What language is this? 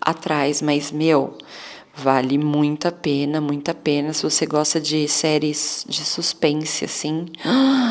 Portuguese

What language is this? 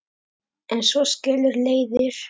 Icelandic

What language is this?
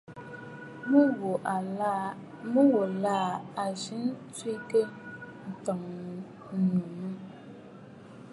Bafut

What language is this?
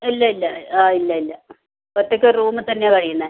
Malayalam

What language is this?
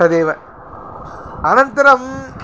Sanskrit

